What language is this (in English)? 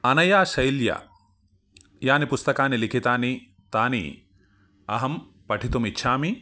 Sanskrit